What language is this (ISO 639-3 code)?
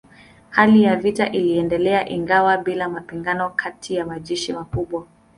swa